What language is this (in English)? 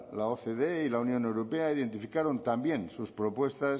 Spanish